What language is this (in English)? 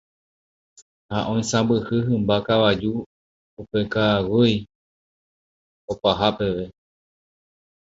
Guarani